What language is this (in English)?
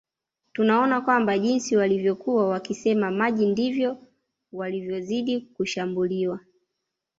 Swahili